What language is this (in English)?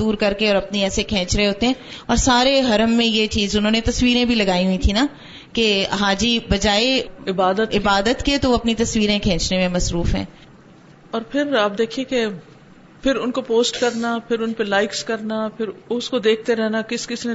Urdu